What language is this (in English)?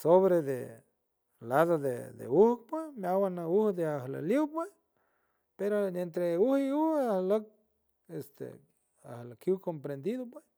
San Francisco Del Mar Huave